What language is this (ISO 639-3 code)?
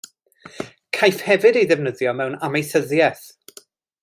cym